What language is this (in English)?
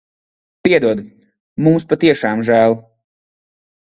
Latvian